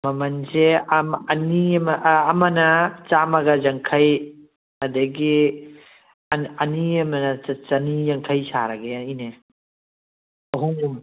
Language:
Manipuri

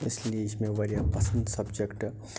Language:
Kashmiri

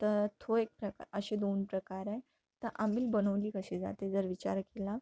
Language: Marathi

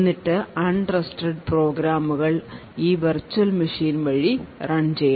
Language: Malayalam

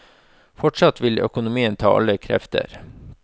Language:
Norwegian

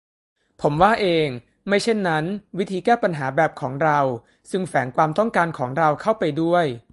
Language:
Thai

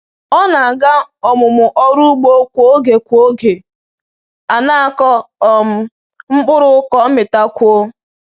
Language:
Igbo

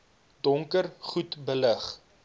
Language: Afrikaans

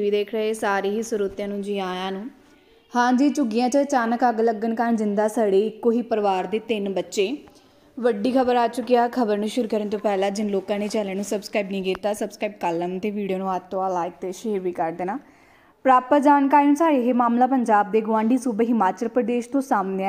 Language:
Hindi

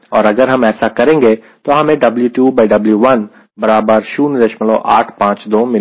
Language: Hindi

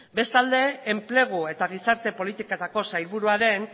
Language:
Basque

